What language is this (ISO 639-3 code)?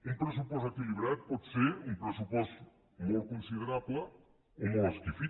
cat